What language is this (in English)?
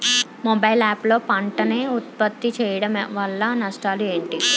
Telugu